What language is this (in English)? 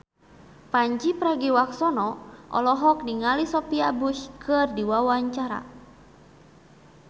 Sundanese